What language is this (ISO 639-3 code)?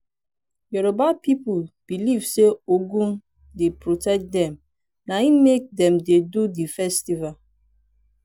pcm